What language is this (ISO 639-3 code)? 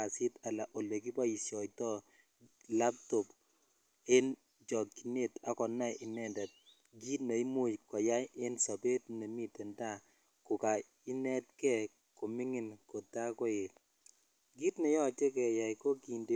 kln